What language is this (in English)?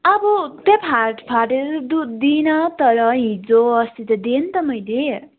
Nepali